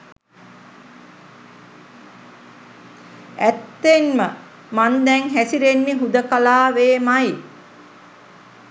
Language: Sinhala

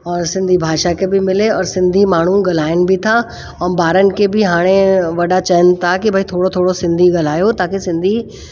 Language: Sindhi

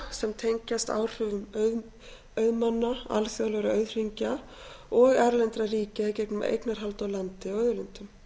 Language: Icelandic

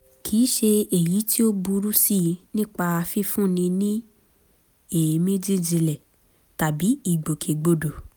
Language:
Yoruba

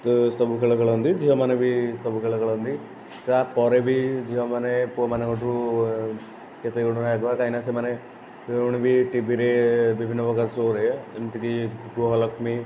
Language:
Odia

